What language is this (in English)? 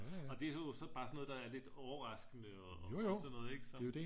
Danish